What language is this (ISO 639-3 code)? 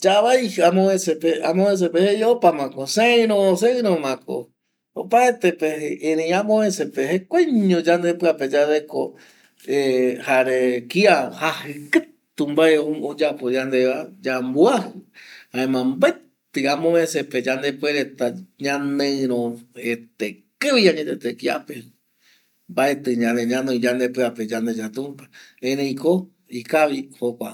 gui